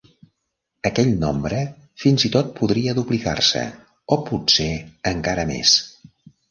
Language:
Catalan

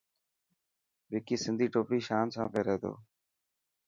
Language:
Dhatki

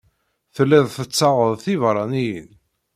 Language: Kabyle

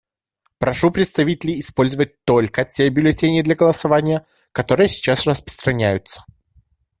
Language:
Russian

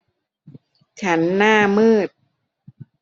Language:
Thai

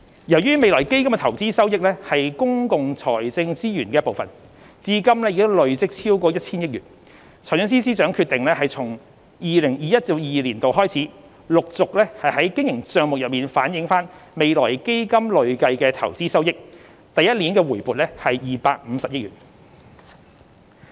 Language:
Cantonese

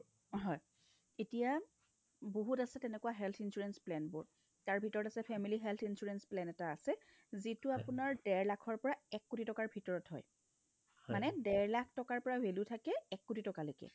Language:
Assamese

